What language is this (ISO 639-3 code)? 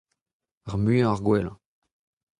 bre